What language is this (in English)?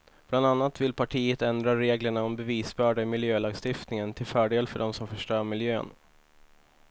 Swedish